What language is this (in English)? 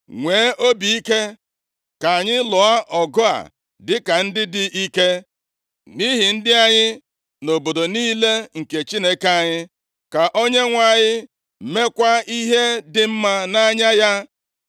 Igbo